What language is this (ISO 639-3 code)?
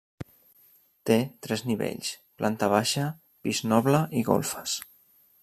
cat